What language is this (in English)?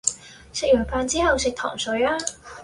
Cantonese